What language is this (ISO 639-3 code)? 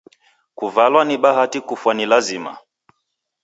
dav